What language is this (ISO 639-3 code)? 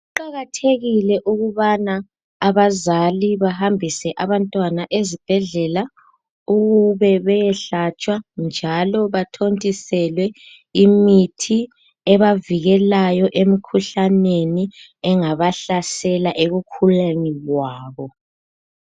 nde